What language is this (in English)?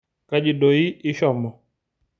Masai